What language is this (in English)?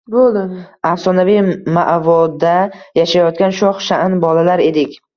Uzbek